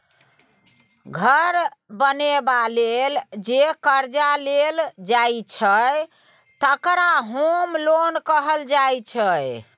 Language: Maithili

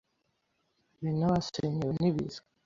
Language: Kinyarwanda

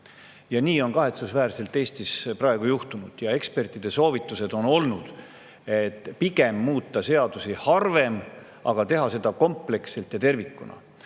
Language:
Estonian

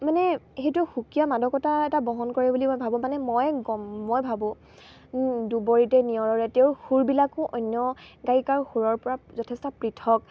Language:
Assamese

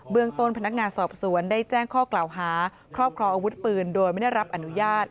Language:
Thai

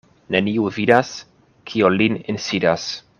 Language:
Esperanto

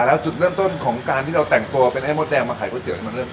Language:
Thai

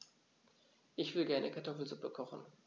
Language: German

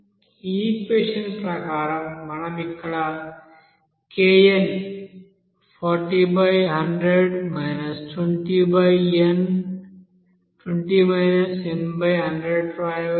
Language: Telugu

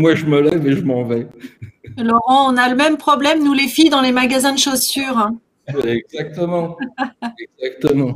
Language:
French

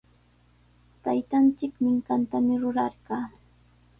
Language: Sihuas Ancash Quechua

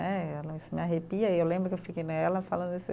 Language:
Portuguese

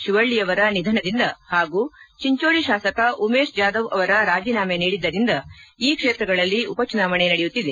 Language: Kannada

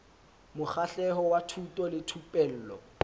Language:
Southern Sotho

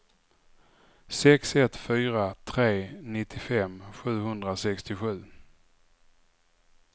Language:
Swedish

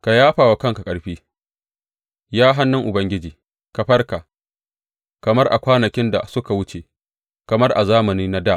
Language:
Hausa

